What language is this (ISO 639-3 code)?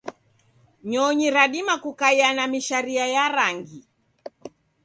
dav